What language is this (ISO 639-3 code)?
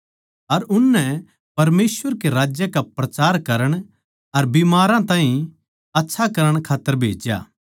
bgc